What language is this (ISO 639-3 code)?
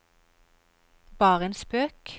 nor